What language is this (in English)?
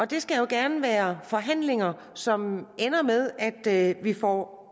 Danish